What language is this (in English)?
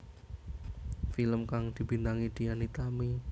Javanese